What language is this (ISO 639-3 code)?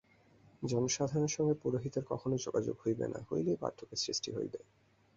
ben